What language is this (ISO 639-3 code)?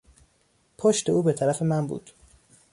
fas